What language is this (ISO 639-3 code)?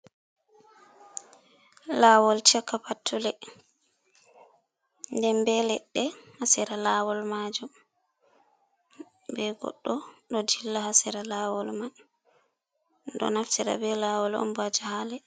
ful